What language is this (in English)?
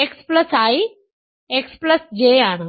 Malayalam